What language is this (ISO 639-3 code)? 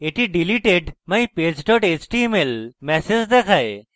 ben